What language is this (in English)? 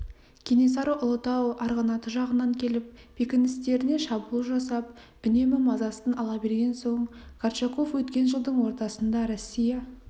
Kazakh